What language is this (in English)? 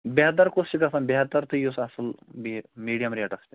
Kashmiri